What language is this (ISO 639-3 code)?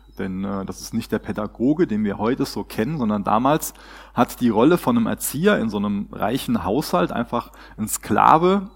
deu